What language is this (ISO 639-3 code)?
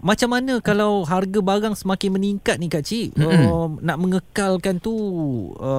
msa